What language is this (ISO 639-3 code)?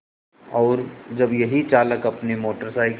hin